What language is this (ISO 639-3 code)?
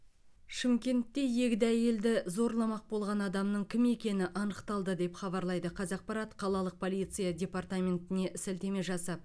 kaz